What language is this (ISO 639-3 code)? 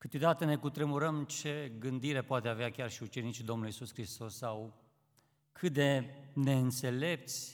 ron